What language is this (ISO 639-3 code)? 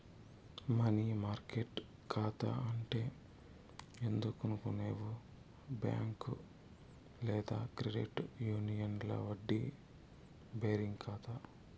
tel